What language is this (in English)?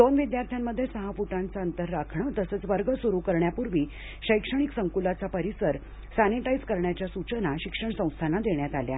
Marathi